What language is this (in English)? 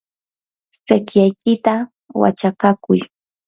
Yanahuanca Pasco Quechua